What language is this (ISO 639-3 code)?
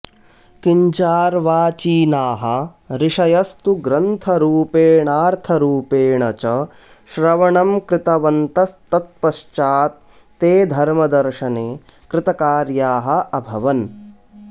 san